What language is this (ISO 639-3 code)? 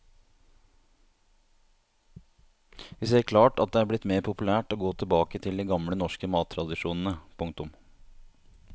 nor